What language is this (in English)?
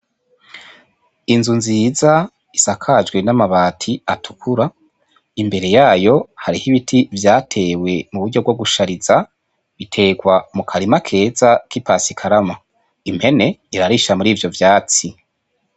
Rundi